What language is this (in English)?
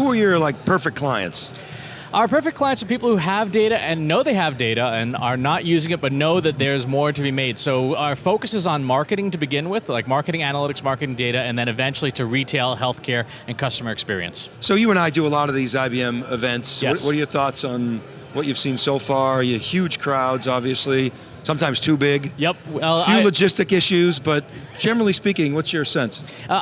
English